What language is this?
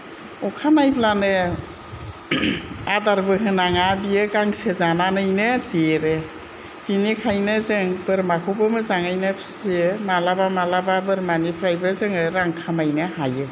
Bodo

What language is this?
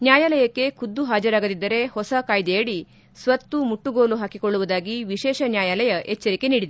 Kannada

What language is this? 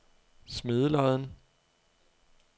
Danish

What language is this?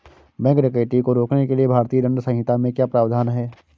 Hindi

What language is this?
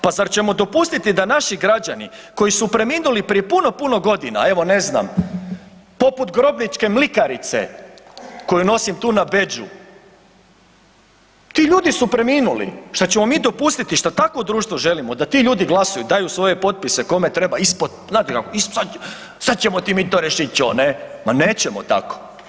Croatian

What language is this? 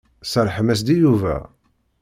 Kabyle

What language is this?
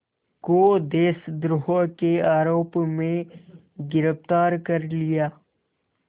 Hindi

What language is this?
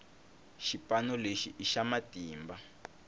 Tsonga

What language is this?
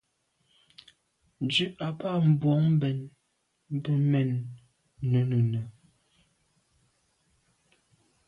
Medumba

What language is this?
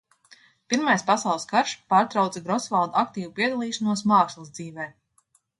Latvian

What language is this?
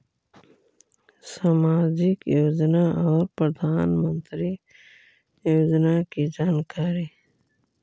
Magahi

